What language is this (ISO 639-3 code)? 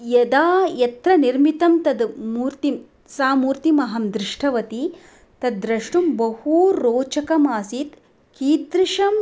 san